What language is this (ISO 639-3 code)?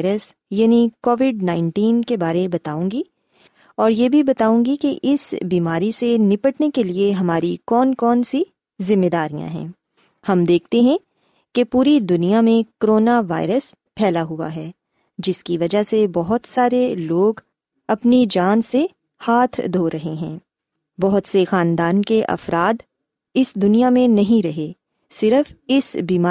urd